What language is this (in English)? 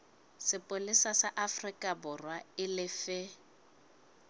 Southern Sotho